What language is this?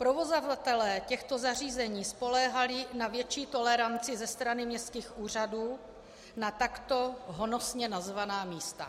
Czech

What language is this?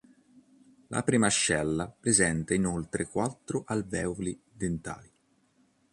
Italian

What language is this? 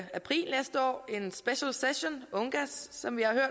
Danish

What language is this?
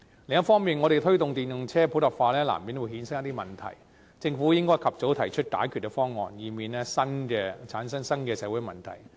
Cantonese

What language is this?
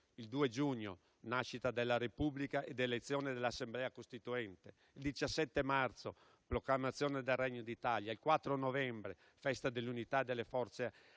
Italian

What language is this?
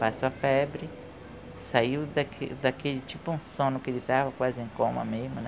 Portuguese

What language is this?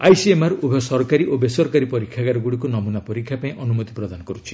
Odia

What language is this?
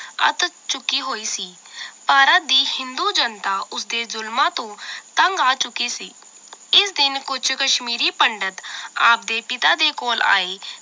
Punjabi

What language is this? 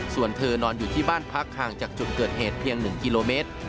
Thai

